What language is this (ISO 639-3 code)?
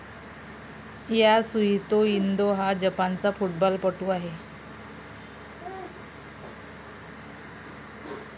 mar